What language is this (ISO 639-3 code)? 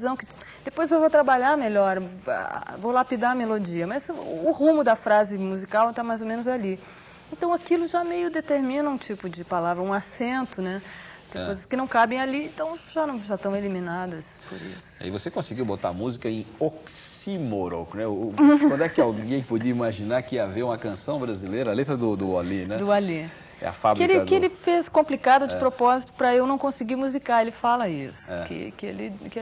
por